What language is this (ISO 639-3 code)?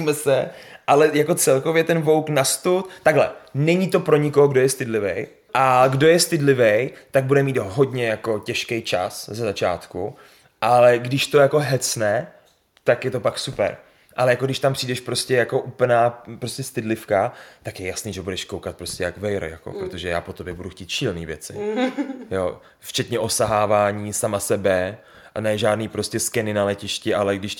ces